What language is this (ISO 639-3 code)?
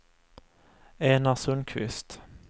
swe